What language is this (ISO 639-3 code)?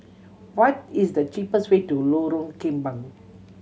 eng